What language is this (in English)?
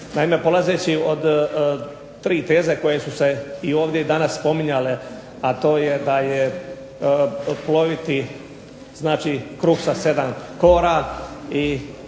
Croatian